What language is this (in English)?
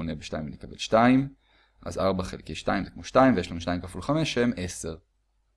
Hebrew